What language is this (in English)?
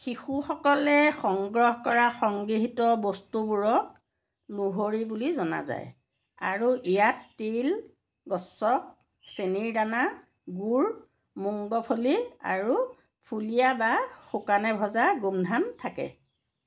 Assamese